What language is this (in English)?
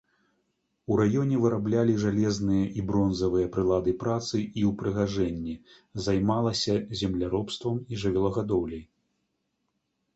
Belarusian